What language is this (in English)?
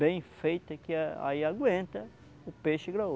Portuguese